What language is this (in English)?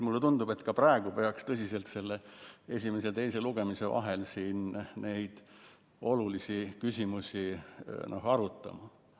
Estonian